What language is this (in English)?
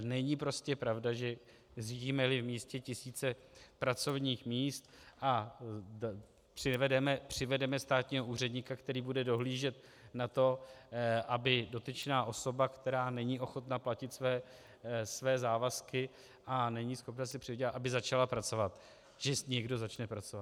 Czech